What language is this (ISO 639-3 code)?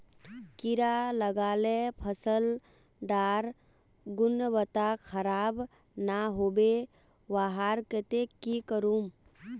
mag